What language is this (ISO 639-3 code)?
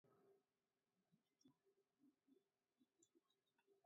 eus